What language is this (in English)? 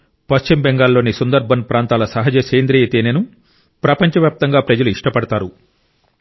Telugu